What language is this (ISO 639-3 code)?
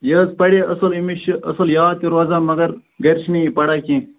kas